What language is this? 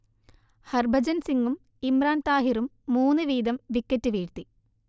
Malayalam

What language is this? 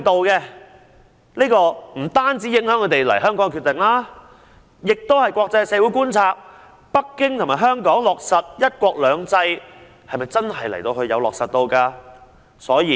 Cantonese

